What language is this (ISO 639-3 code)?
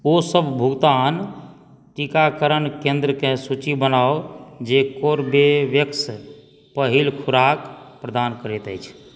mai